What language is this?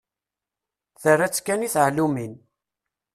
Kabyle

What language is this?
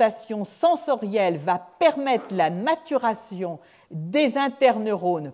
French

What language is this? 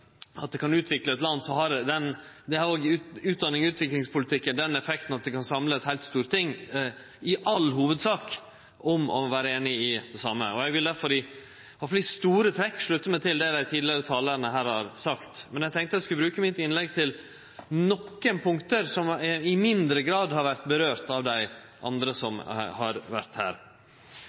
Norwegian Nynorsk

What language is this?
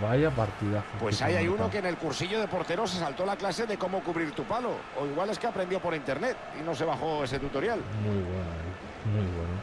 Spanish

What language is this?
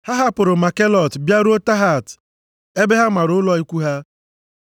Igbo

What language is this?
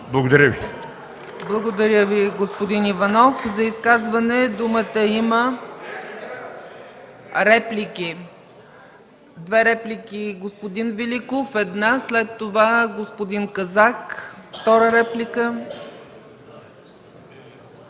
Bulgarian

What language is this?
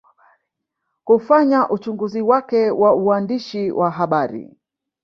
Swahili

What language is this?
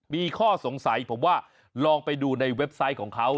Thai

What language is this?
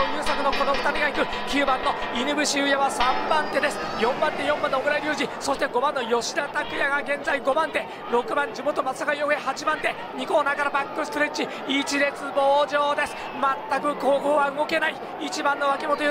Japanese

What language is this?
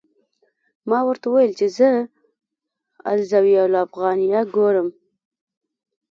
Pashto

